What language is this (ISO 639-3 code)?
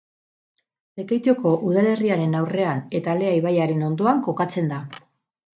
eus